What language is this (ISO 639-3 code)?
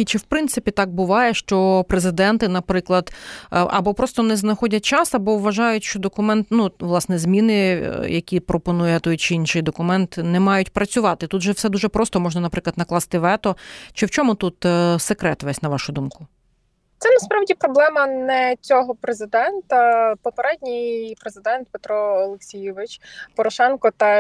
ukr